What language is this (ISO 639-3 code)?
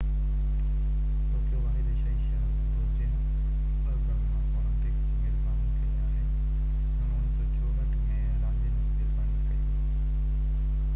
snd